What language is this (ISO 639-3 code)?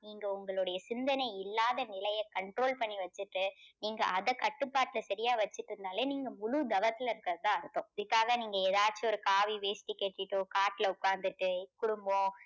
tam